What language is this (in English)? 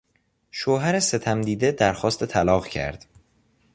Persian